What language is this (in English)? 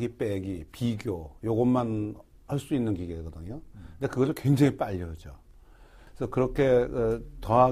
Korean